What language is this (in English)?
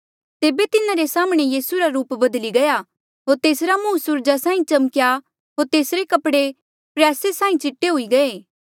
Mandeali